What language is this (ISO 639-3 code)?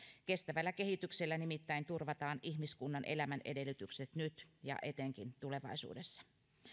fin